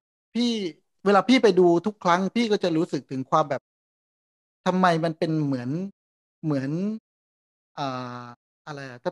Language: Thai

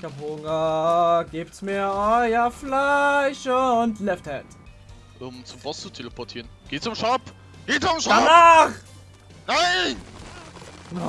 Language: German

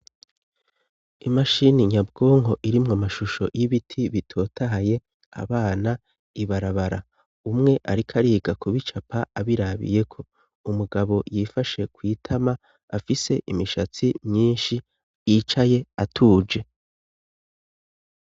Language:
Rundi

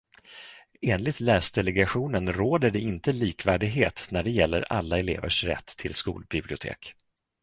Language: Swedish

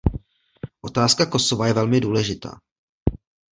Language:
Czech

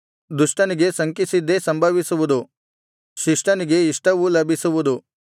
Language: Kannada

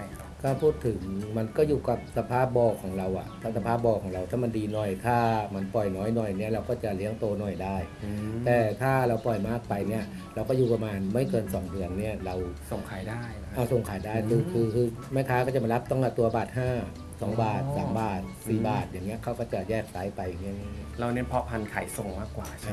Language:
Thai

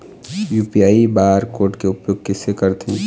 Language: Chhattisgarhi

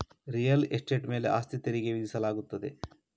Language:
Kannada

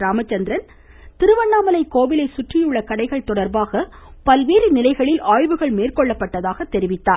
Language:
Tamil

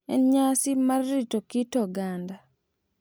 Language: Luo (Kenya and Tanzania)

